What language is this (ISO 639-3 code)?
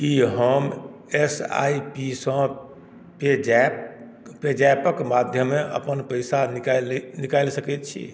mai